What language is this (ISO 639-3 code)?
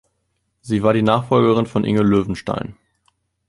deu